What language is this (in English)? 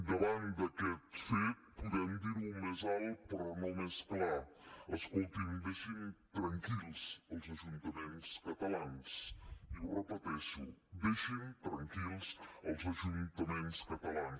Catalan